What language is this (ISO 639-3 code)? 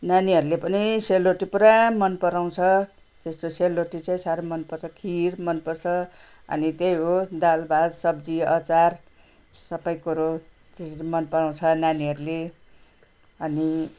nep